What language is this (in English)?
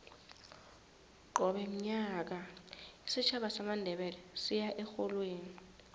South Ndebele